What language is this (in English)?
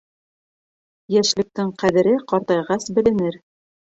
Bashkir